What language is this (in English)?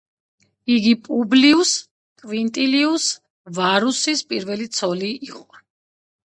Georgian